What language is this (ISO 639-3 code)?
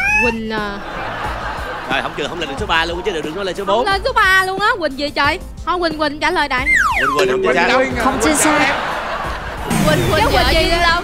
vie